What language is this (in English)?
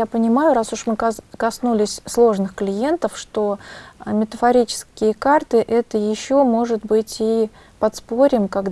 Russian